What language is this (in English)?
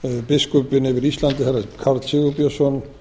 Icelandic